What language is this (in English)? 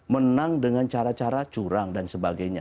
Indonesian